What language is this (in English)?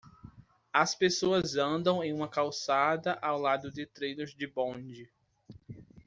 Portuguese